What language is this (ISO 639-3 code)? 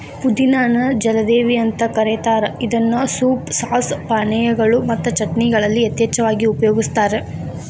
kan